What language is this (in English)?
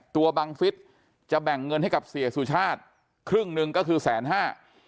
Thai